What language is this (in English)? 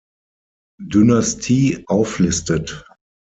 German